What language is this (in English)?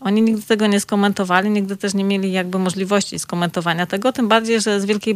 Polish